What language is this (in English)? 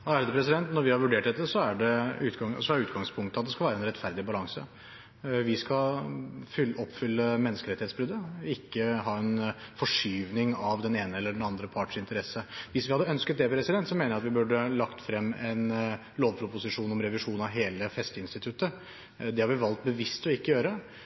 Norwegian Bokmål